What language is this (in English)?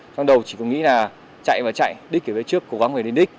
Vietnamese